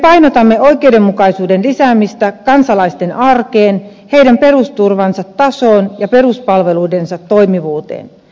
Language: Finnish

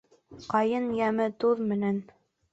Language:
Bashkir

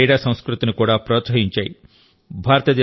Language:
Telugu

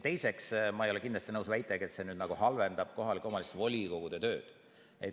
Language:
Estonian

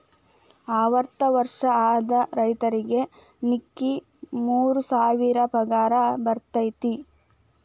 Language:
Kannada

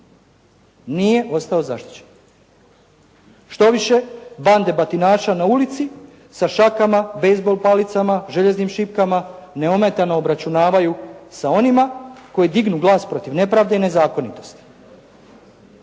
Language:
Croatian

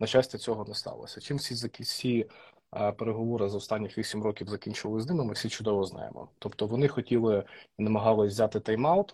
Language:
Ukrainian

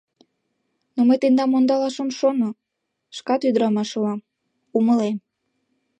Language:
Mari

